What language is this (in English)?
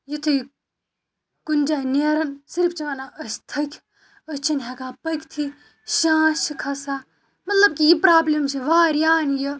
Kashmiri